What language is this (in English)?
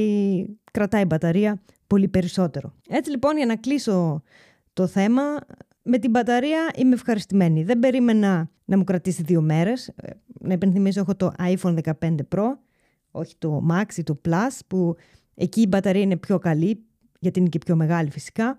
Greek